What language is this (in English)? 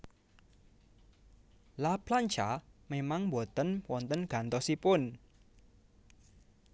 Javanese